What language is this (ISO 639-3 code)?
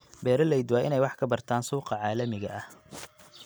som